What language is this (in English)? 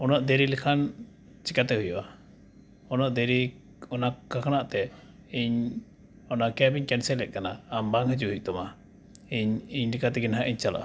Santali